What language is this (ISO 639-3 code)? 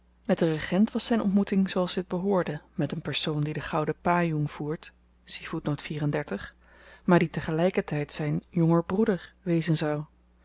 nld